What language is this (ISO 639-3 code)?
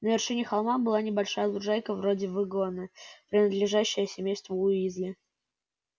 rus